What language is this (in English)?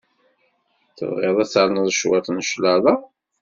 Kabyle